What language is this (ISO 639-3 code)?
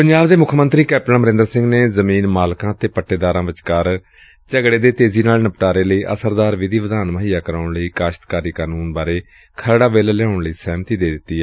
pan